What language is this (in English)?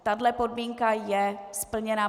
Czech